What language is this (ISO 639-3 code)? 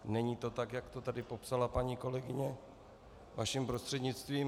ces